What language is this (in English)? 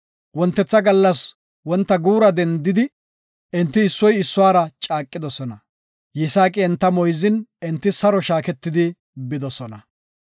Gofa